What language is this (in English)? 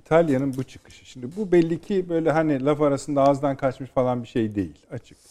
Turkish